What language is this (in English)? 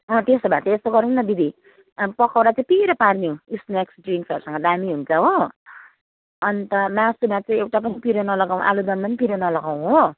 Nepali